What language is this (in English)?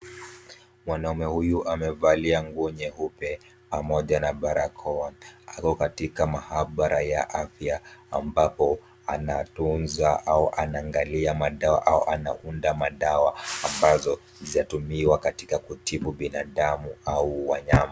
Swahili